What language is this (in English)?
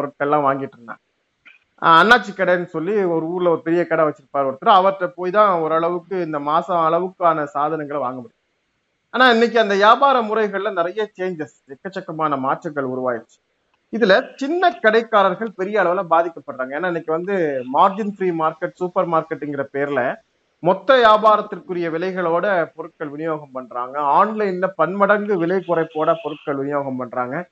Tamil